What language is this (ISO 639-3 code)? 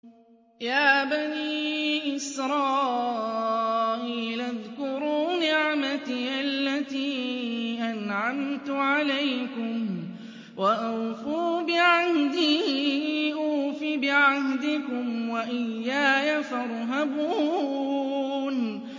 ara